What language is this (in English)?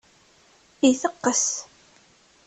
Kabyle